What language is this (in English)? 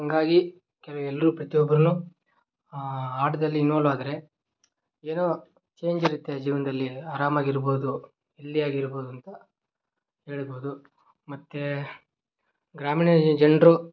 Kannada